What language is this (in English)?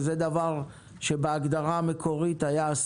Hebrew